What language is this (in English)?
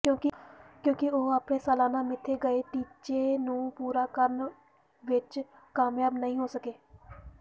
Punjabi